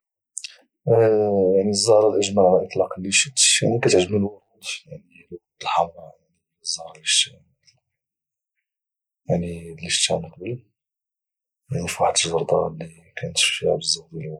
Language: Moroccan Arabic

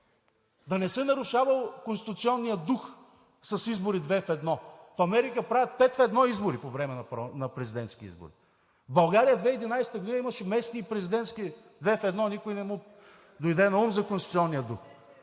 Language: Bulgarian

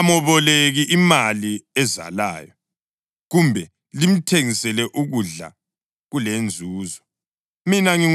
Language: North Ndebele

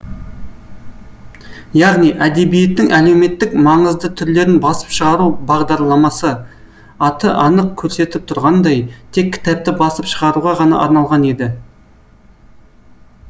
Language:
Kazakh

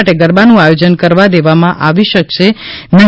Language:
Gujarati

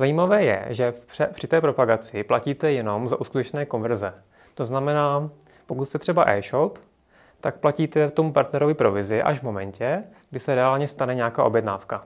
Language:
Czech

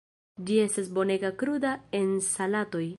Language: Esperanto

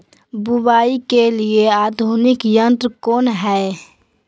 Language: Magahi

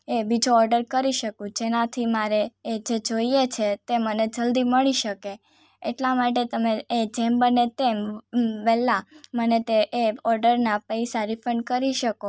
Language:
Gujarati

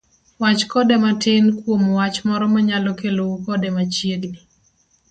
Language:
Luo (Kenya and Tanzania)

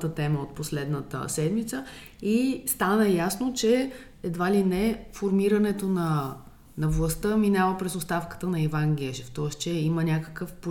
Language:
Bulgarian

